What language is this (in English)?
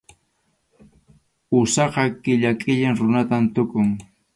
Arequipa-La Unión Quechua